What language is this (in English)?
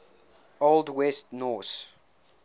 English